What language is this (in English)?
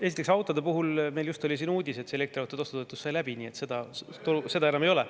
Estonian